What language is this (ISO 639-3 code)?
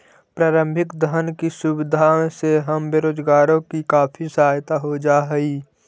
mag